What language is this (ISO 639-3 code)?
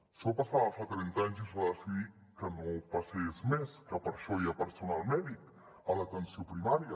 cat